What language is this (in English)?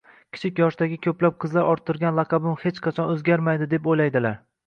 Uzbek